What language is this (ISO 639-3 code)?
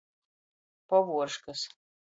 ltg